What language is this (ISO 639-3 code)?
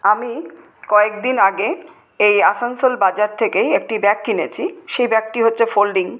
ben